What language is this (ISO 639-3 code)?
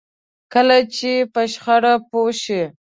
pus